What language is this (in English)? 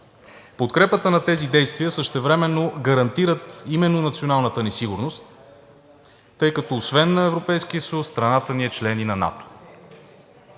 Bulgarian